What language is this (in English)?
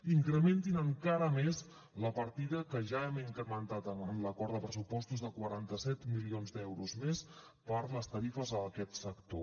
Catalan